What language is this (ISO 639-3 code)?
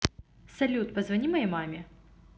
rus